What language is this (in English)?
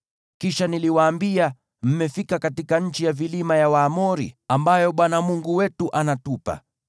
Swahili